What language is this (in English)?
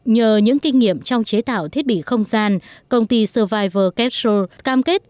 Vietnamese